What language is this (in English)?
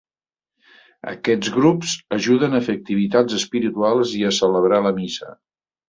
Catalan